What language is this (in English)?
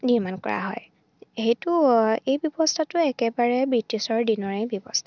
Assamese